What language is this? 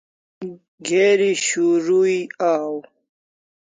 Kalasha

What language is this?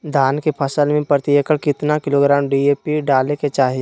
Magahi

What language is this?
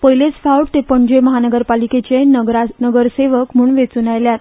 Konkani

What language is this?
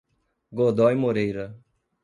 Portuguese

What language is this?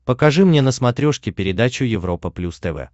Russian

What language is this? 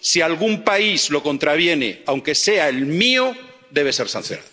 Spanish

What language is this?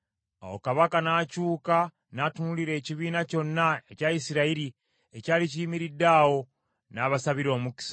Ganda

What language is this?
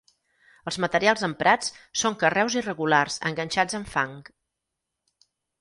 Catalan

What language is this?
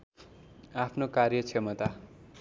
Nepali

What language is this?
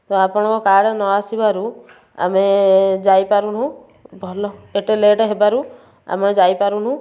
Odia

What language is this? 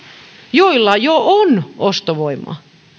Finnish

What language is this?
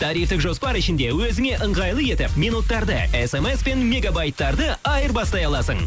Kazakh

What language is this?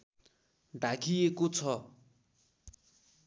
Nepali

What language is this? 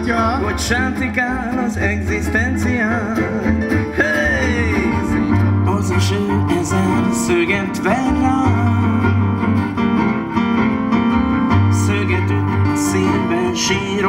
Spanish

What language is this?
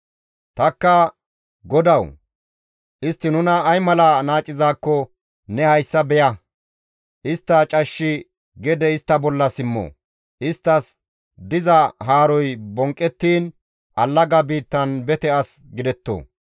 Gamo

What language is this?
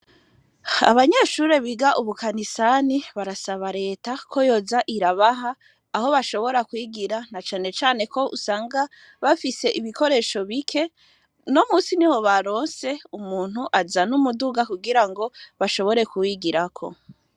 Rundi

